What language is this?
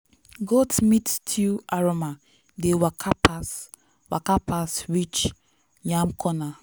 Nigerian Pidgin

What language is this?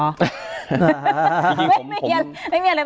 Thai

